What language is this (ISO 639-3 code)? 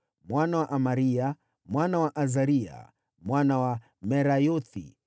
swa